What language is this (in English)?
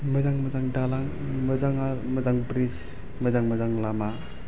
Bodo